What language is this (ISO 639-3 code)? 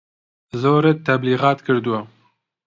ckb